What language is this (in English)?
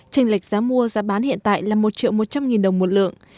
Vietnamese